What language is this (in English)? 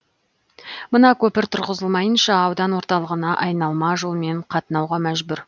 Kazakh